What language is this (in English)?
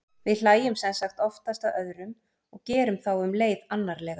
Icelandic